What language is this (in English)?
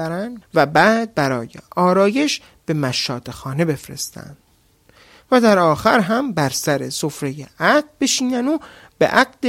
Persian